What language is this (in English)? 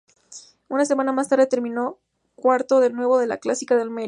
Spanish